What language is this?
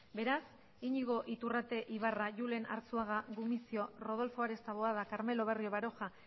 Basque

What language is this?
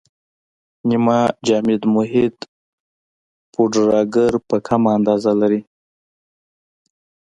Pashto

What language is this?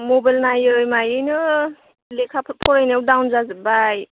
Bodo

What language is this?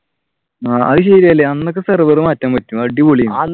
Malayalam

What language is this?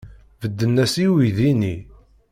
Kabyle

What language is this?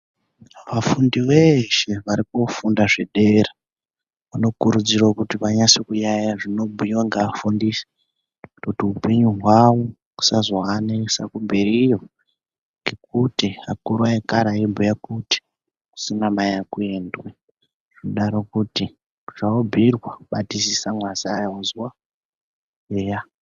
Ndau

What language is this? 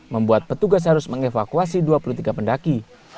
Indonesian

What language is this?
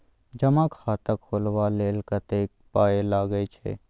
Maithili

